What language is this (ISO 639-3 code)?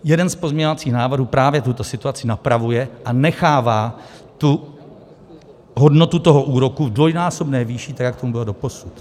ces